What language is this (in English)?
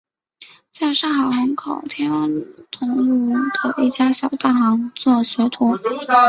Chinese